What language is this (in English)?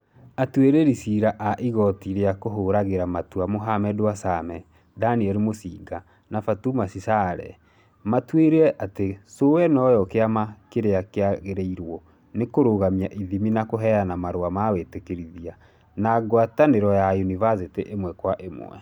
Kikuyu